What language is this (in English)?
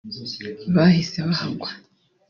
Kinyarwanda